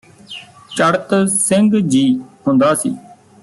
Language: Punjabi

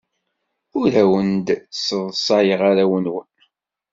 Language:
Kabyle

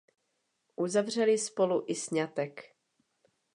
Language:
Czech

